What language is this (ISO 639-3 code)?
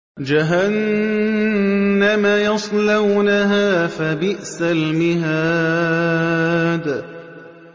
ara